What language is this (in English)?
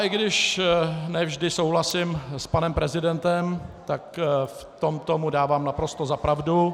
Czech